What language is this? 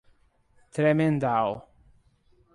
Portuguese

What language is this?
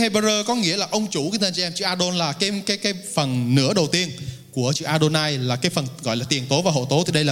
Vietnamese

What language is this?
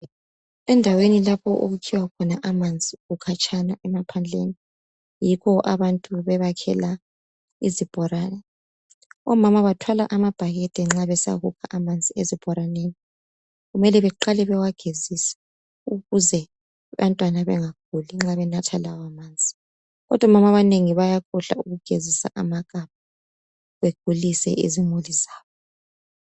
North Ndebele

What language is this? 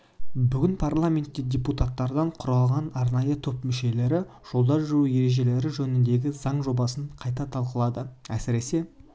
Kazakh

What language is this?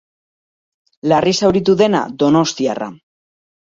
Basque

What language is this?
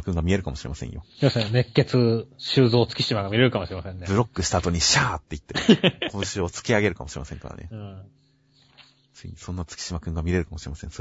Japanese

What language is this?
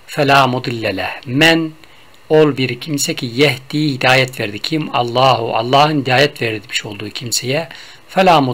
Turkish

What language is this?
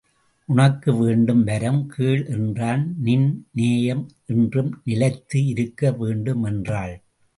Tamil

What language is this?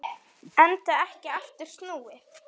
Icelandic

